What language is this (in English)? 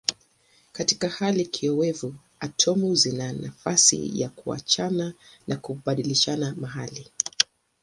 Swahili